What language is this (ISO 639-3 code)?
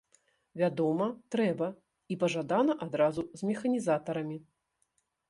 bel